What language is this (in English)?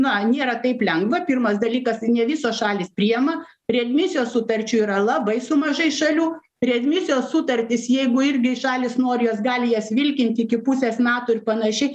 Lithuanian